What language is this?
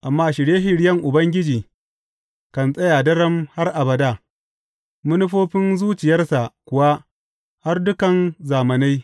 Hausa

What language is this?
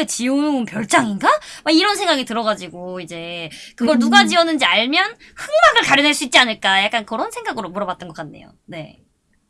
Korean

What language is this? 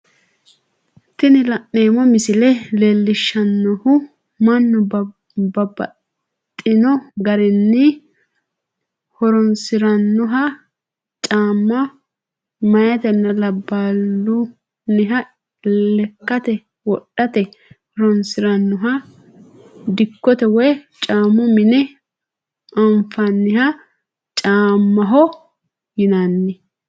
Sidamo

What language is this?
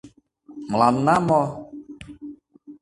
Mari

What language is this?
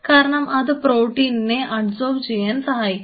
Malayalam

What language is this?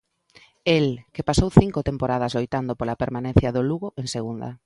Galician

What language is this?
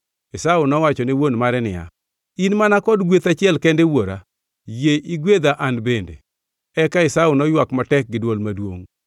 Luo (Kenya and Tanzania)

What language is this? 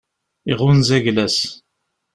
Kabyle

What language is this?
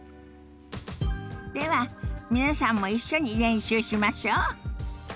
Japanese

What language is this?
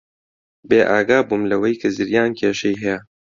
Central Kurdish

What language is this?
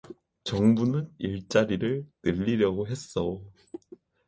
Korean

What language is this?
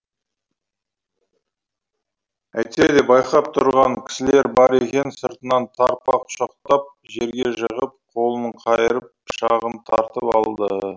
Kazakh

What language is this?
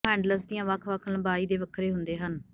Punjabi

